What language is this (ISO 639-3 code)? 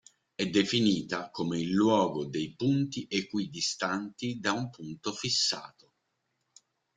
ita